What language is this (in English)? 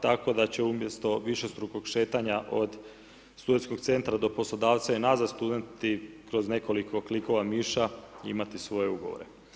Croatian